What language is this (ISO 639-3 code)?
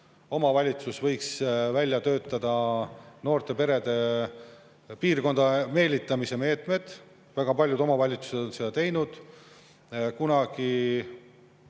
est